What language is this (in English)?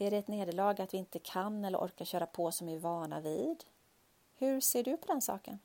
Swedish